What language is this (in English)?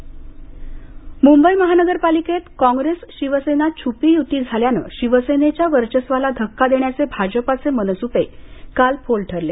Marathi